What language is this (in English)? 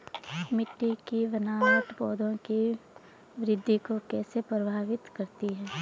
Hindi